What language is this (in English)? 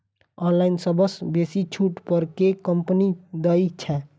Maithili